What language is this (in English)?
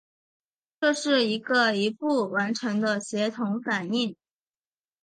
Chinese